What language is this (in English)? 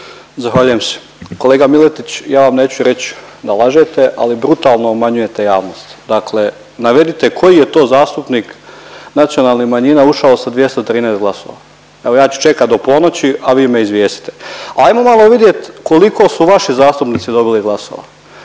Croatian